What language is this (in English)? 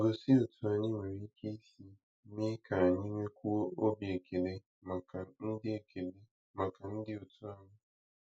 Igbo